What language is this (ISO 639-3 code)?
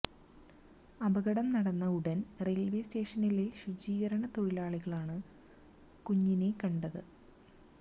mal